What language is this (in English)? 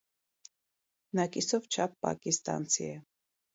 Armenian